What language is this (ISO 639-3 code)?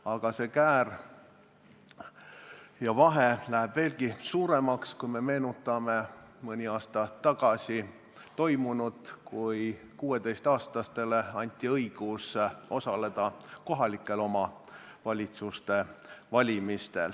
est